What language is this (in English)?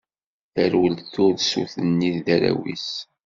Kabyle